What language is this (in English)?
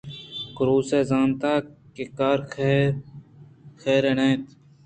Eastern Balochi